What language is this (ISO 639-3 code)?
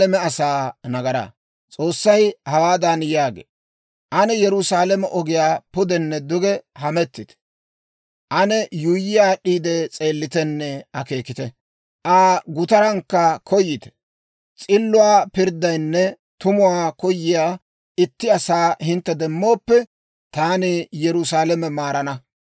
dwr